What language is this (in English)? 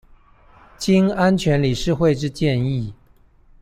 Chinese